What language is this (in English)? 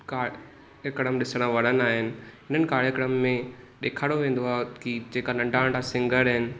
Sindhi